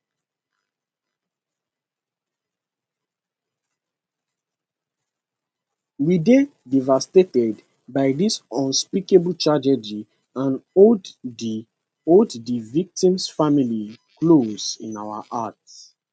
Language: Nigerian Pidgin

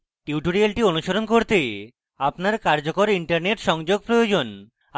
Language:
Bangla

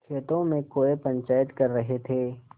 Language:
Hindi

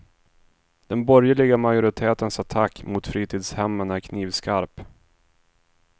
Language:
Swedish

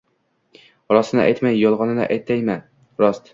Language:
Uzbek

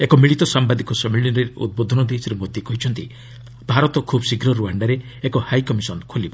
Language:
Odia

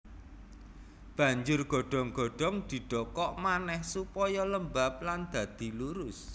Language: Javanese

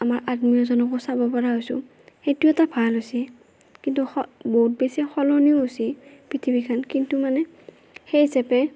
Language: Assamese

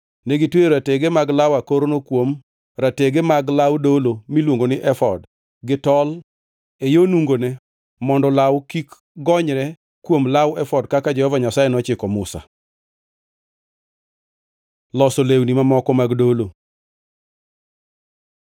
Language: Luo (Kenya and Tanzania)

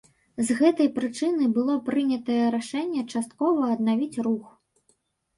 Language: Belarusian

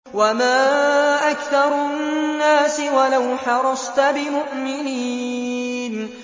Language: Arabic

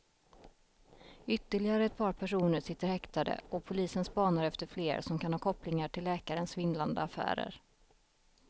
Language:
Swedish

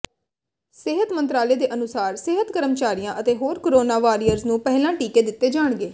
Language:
Punjabi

